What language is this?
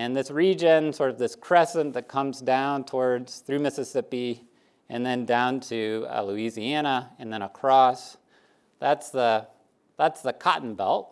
English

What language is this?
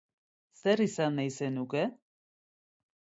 Basque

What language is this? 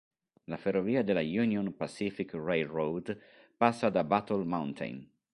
Italian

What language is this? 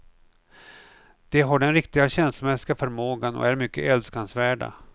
Swedish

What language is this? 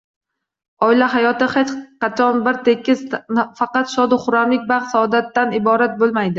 Uzbek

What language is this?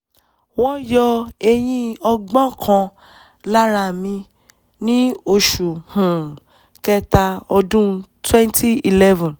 Yoruba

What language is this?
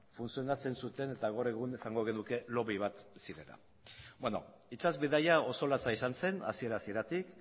Basque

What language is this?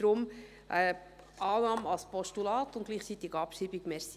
Swiss German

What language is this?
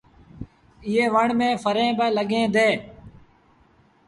Sindhi Bhil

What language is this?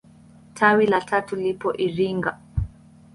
Swahili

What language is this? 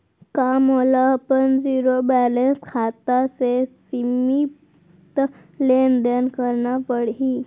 Chhattisgarhi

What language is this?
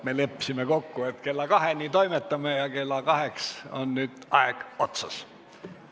Estonian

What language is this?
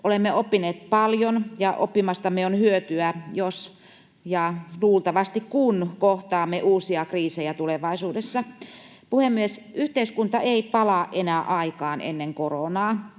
Finnish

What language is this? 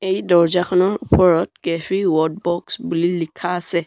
Assamese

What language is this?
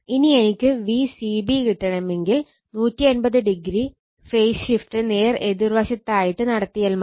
Malayalam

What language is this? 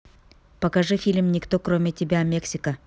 Russian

